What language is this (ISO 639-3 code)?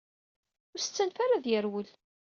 kab